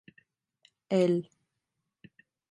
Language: Turkish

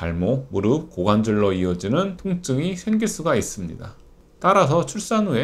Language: Korean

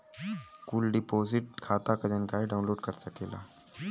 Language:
Bhojpuri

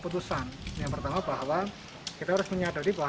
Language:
Indonesian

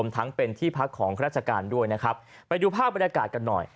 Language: Thai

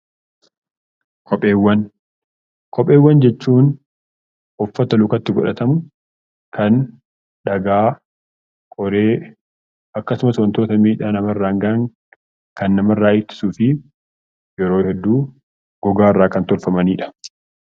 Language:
Oromo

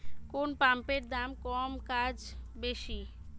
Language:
Bangla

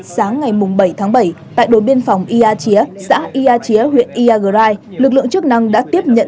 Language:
Vietnamese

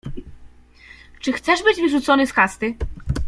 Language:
Polish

